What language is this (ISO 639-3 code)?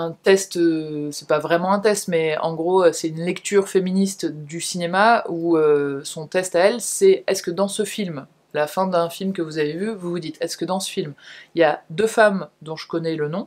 fra